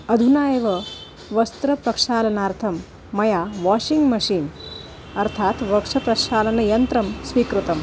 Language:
Sanskrit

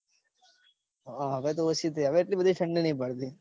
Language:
Gujarati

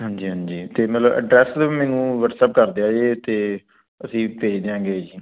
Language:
Punjabi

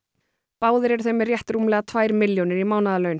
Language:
Icelandic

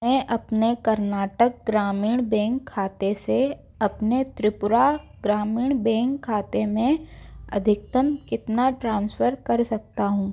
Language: Hindi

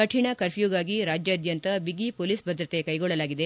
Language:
Kannada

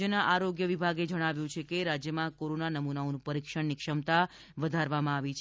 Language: Gujarati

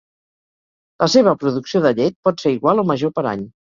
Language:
Catalan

